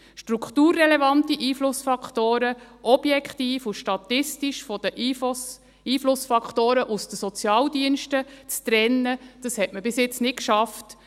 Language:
Swiss German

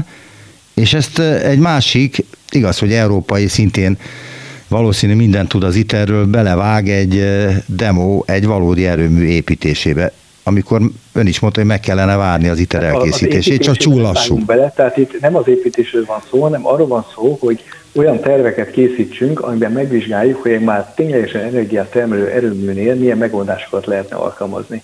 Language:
Hungarian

